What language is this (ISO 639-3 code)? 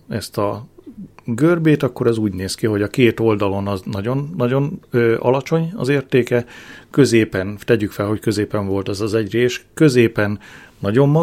hun